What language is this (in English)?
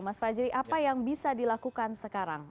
Indonesian